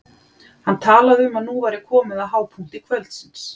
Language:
Icelandic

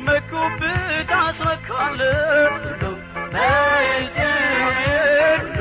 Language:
Amharic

